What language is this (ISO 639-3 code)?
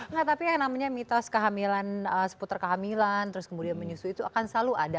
ind